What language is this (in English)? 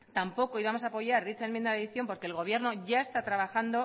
Spanish